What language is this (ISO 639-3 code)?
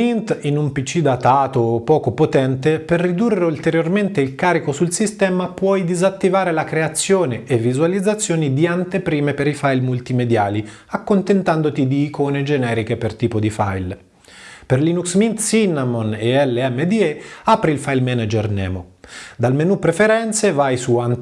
ita